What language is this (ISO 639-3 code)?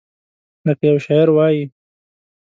pus